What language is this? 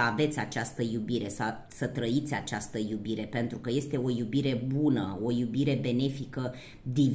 Romanian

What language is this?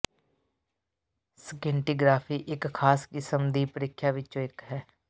Punjabi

